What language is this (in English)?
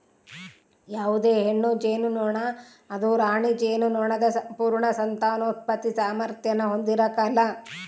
Kannada